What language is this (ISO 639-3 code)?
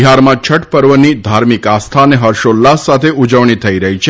guj